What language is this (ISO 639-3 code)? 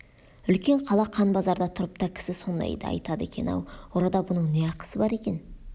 kaz